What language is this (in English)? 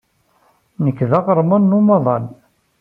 Kabyle